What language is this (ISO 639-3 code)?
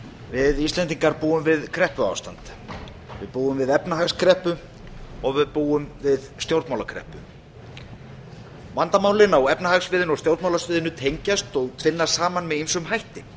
isl